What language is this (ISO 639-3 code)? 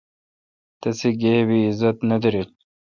xka